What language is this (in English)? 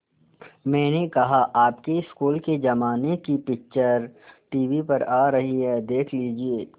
Hindi